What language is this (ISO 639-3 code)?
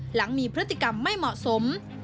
tha